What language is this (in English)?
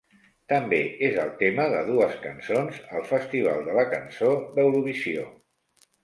Catalan